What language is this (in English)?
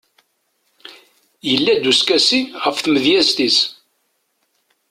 Kabyle